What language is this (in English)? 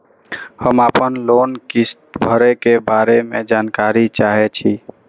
Maithili